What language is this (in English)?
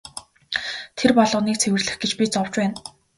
Mongolian